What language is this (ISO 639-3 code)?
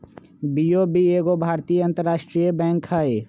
mag